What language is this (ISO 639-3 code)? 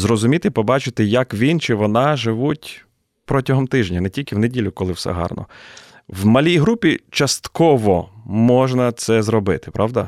ukr